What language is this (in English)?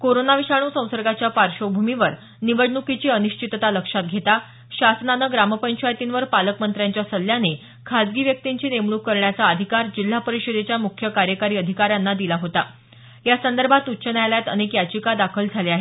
Marathi